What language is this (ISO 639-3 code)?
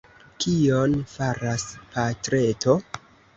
epo